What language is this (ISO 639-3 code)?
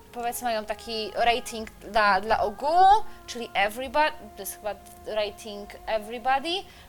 pol